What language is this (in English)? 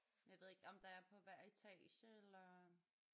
Danish